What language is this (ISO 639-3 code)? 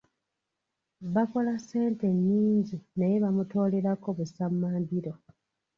lug